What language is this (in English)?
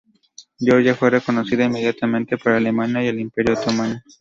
Spanish